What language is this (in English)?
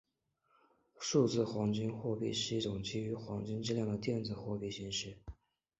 Chinese